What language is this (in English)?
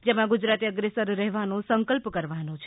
Gujarati